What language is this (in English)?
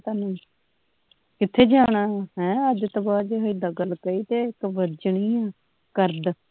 Punjabi